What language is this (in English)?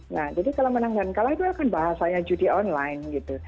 Indonesian